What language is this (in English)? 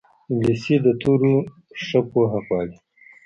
Pashto